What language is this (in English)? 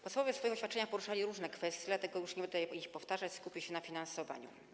Polish